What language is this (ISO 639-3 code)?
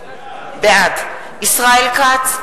heb